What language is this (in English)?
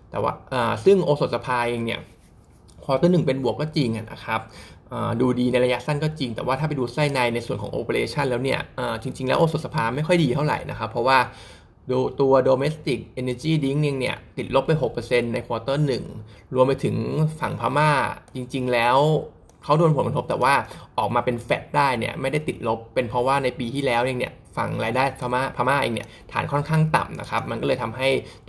Thai